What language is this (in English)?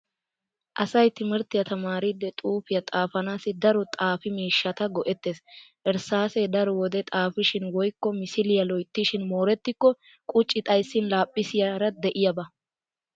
Wolaytta